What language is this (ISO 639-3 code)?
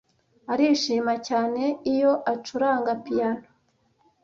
kin